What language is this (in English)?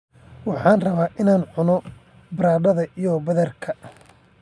Somali